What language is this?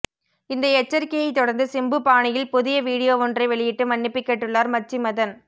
Tamil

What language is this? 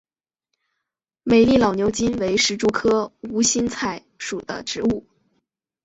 Chinese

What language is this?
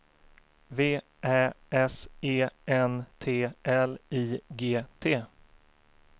Swedish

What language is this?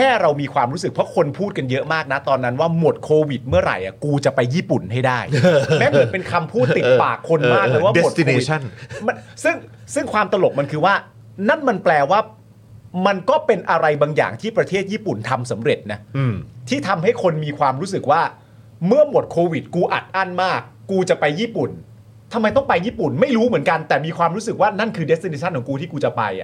Thai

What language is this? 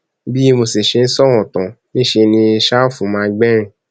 Yoruba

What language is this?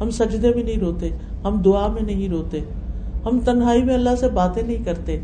Urdu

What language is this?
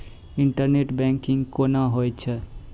Maithili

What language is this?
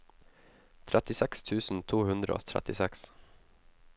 Norwegian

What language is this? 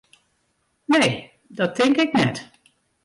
Western Frisian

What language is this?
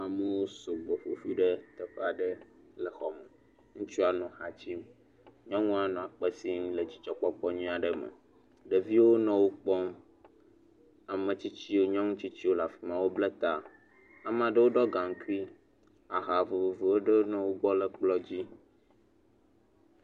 Ewe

